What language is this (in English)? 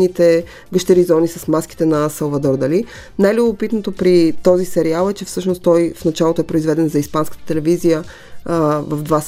Bulgarian